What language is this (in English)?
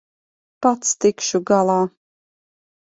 Latvian